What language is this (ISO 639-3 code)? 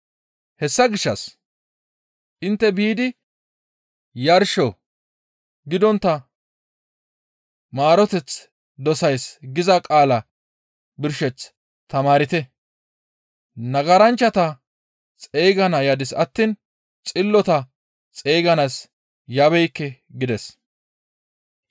gmv